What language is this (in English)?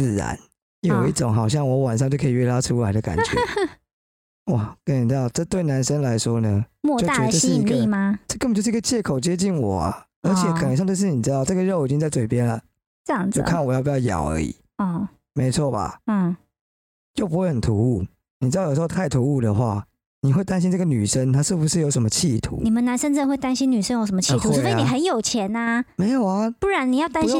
Chinese